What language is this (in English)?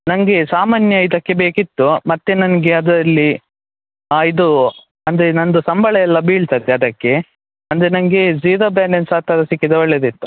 Kannada